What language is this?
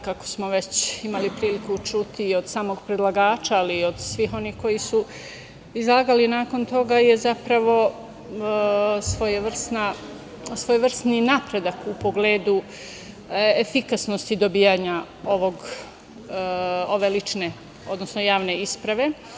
Serbian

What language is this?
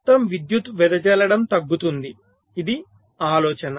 Telugu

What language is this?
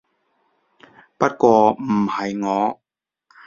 Cantonese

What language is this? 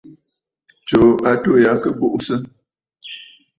Bafut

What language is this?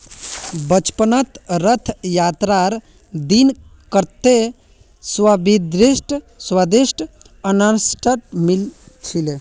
Magahi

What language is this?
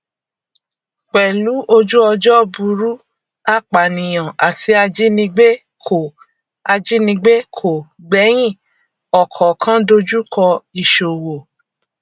Yoruba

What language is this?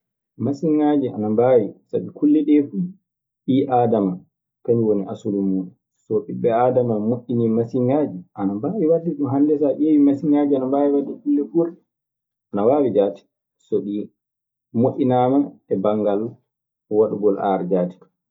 Maasina Fulfulde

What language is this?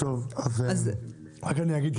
Hebrew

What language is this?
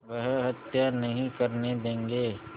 Hindi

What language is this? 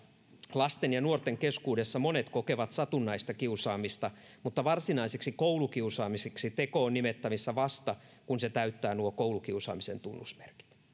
Finnish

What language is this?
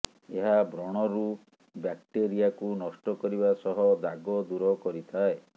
Odia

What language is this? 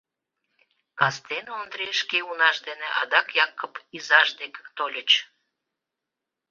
Mari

